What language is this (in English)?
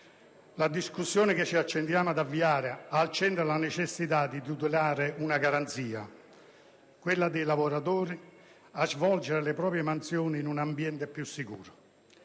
Italian